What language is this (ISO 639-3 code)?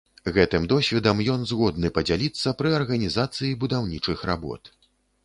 bel